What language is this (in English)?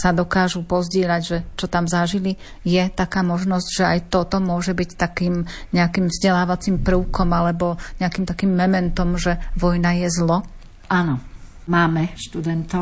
Slovak